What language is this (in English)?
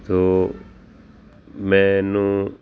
Punjabi